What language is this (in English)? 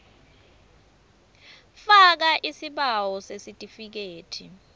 Swati